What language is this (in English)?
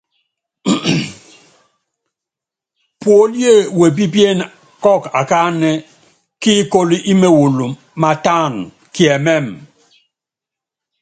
Yangben